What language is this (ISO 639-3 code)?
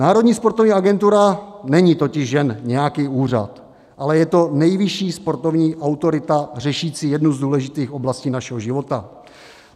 ces